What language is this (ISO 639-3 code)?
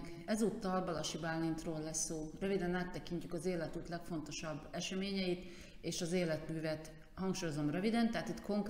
hun